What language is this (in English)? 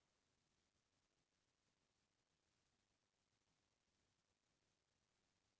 Chhattisgarhi